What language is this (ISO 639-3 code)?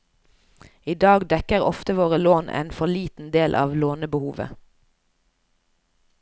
nor